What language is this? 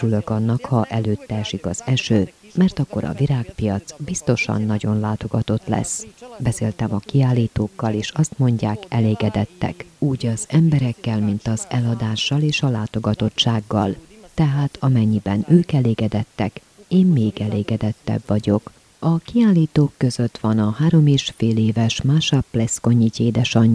Hungarian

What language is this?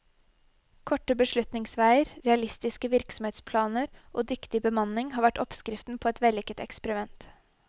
Norwegian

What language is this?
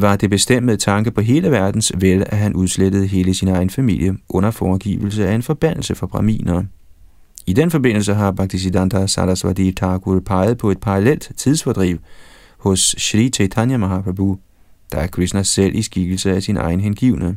Danish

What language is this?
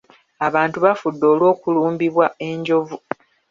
Ganda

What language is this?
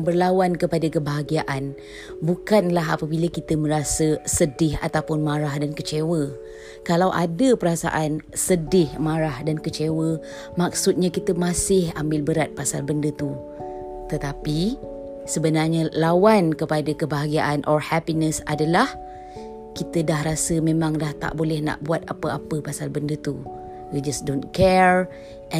Malay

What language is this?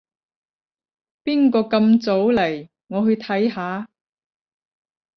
Cantonese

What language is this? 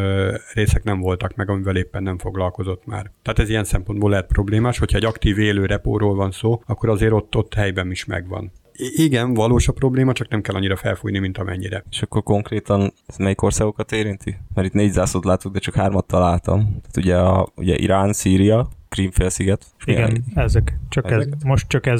Hungarian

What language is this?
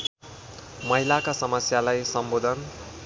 Nepali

